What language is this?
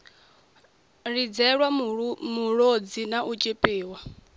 Venda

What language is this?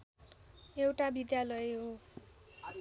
Nepali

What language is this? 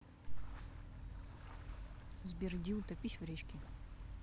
Russian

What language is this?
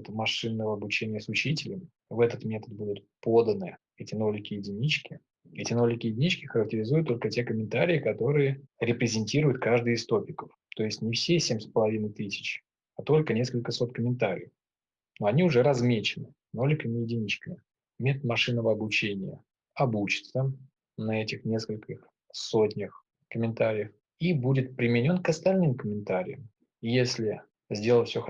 Russian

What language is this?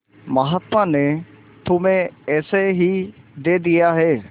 Hindi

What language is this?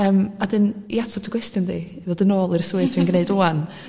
Welsh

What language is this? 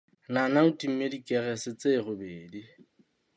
Southern Sotho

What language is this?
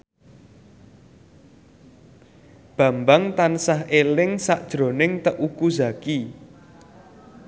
Javanese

